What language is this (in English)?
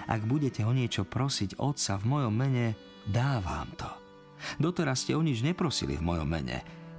Slovak